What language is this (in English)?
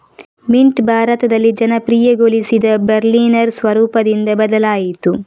Kannada